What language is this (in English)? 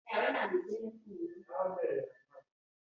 Kinyarwanda